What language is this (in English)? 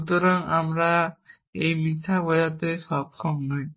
Bangla